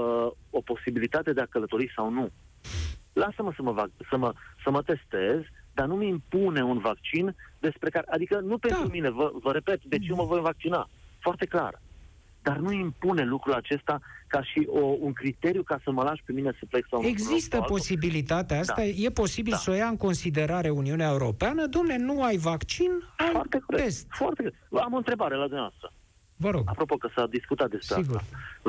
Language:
Romanian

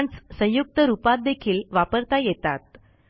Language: Marathi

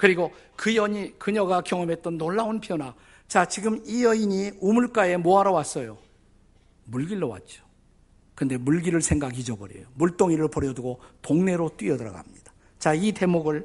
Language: Korean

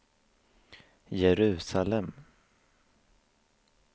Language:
Swedish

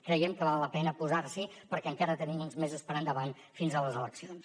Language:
Catalan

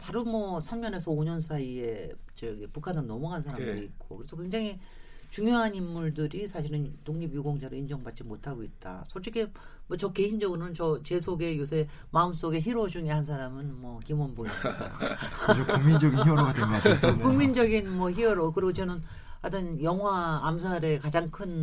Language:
Korean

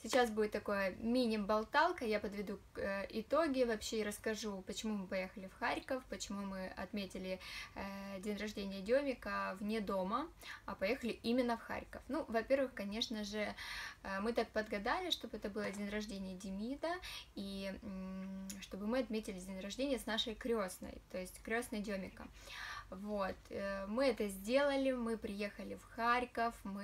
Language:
Russian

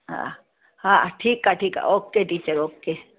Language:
Sindhi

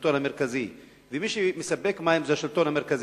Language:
Hebrew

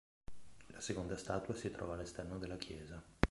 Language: Italian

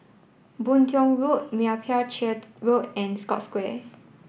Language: English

